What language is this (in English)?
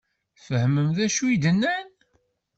Kabyle